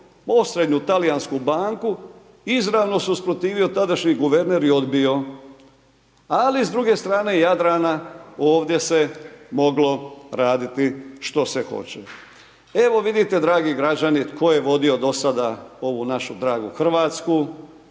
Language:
Croatian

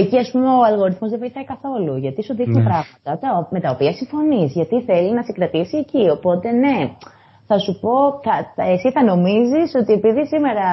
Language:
Greek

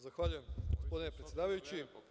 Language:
Serbian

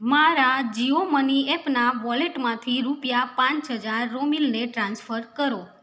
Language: Gujarati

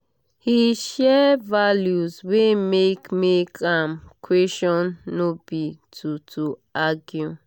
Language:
Nigerian Pidgin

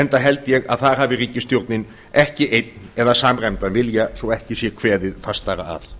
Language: Icelandic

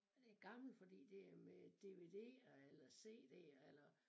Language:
Danish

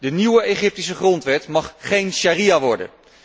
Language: Dutch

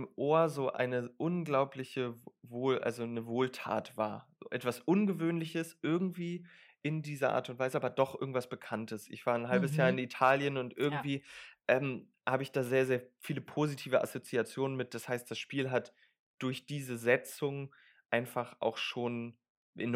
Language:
German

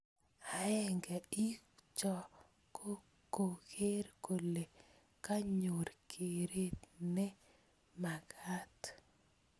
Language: Kalenjin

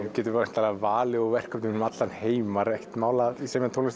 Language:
Icelandic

